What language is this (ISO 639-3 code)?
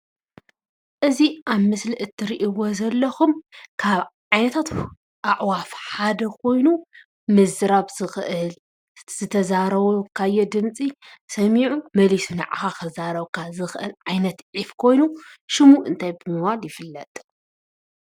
tir